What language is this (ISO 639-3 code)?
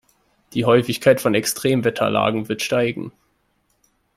deu